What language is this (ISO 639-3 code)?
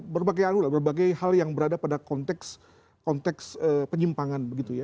ind